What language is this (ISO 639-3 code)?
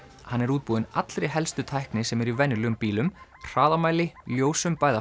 isl